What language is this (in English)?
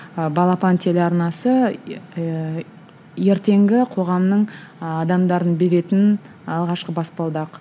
Kazakh